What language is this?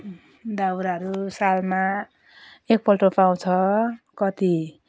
Nepali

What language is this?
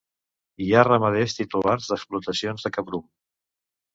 Catalan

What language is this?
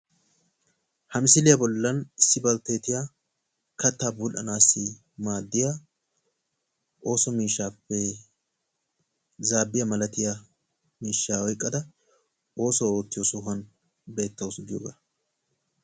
Wolaytta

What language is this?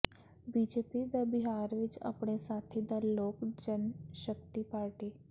Punjabi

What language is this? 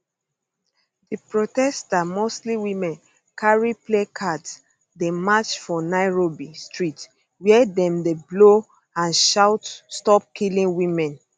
Nigerian Pidgin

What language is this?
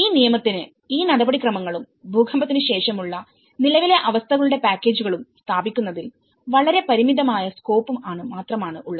Malayalam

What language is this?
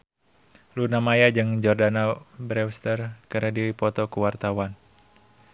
Sundanese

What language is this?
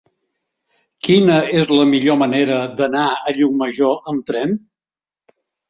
Catalan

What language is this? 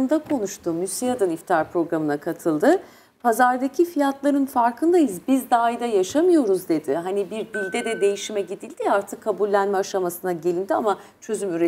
Turkish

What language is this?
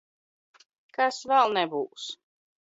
Latvian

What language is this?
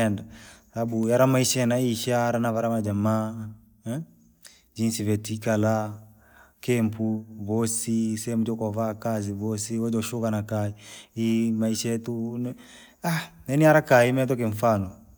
Langi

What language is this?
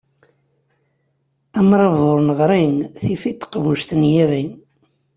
Kabyle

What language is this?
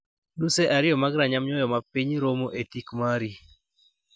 Luo (Kenya and Tanzania)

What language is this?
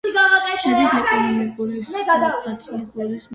Georgian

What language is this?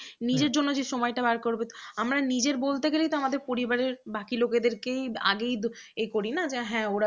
Bangla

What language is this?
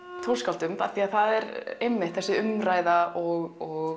Icelandic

